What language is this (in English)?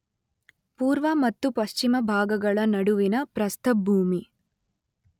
Kannada